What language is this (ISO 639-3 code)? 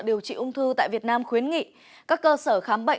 vie